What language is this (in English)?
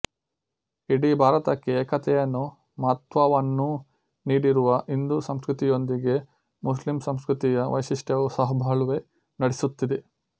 Kannada